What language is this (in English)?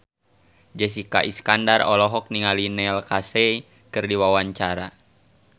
Sundanese